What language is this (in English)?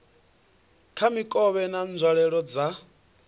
Venda